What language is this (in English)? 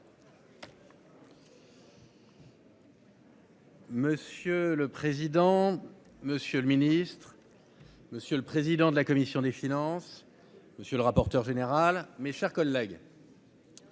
French